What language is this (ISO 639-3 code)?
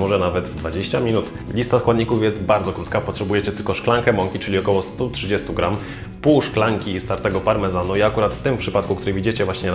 pol